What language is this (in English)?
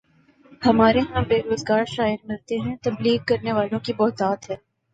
Urdu